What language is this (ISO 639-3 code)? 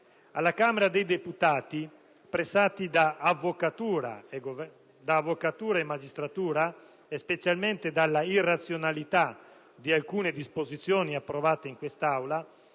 ita